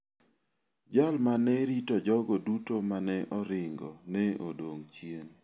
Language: Luo (Kenya and Tanzania)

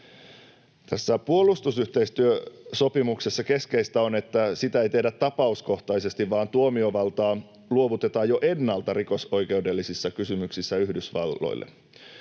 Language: Finnish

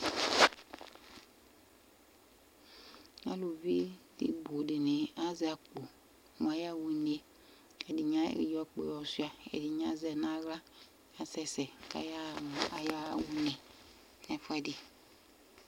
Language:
Ikposo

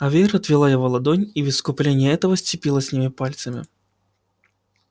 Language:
Russian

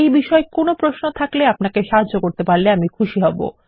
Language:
Bangla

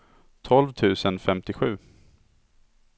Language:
Swedish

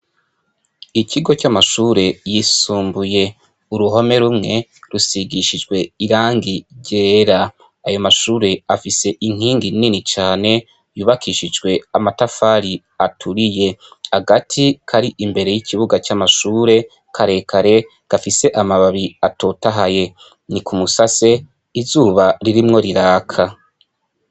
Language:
Rundi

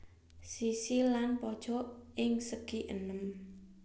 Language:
Javanese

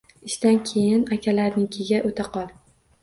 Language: Uzbek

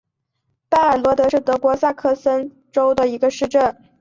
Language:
Chinese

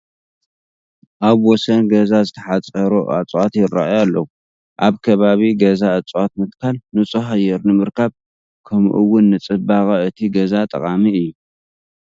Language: Tigrinya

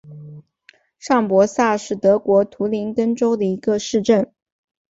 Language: Chinese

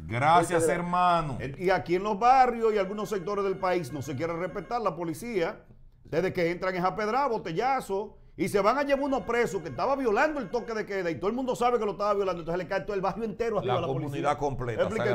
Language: Spanish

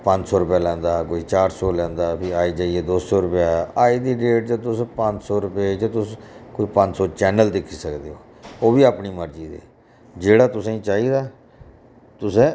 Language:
Dogri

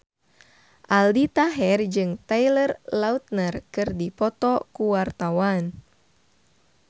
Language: Sundanese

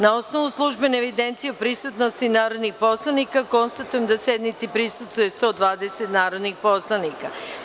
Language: Serbian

